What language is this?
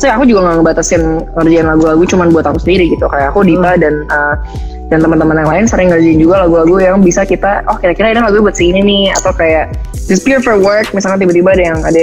Indonesian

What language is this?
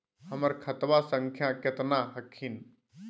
Magahi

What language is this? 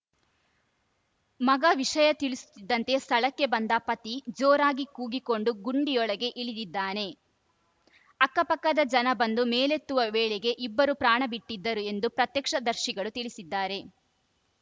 Kannada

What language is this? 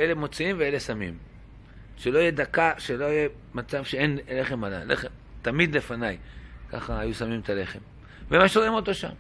Hebrew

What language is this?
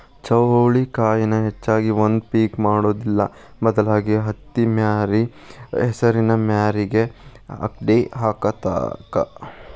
Kannada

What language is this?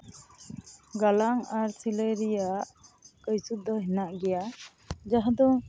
Santali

